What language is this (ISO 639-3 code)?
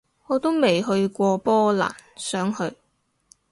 yue